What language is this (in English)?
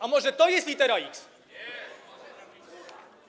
Polish